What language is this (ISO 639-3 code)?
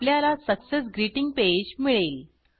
mar